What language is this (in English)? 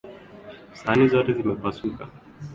Swahili